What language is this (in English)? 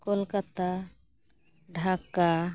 Santali